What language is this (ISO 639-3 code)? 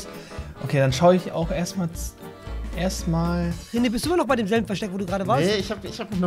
deu